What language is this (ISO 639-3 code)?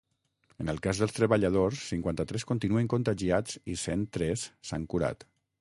cat